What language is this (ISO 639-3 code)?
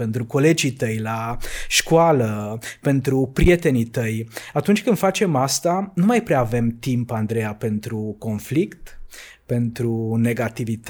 ron